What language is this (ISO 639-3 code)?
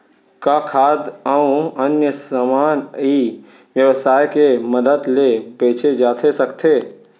hne